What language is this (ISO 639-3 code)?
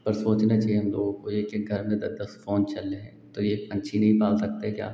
hin